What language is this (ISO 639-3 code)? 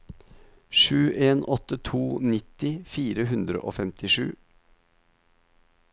nor